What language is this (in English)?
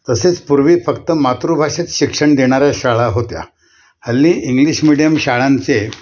Marathi